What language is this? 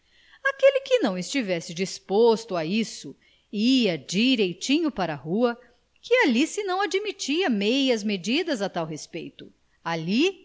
Portuguese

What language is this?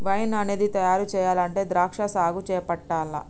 Telugu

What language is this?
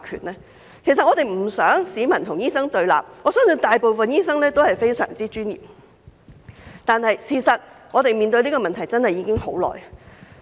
Cantonese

